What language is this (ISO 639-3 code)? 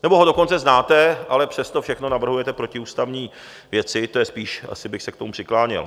ces